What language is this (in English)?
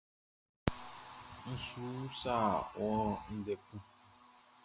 Baoulé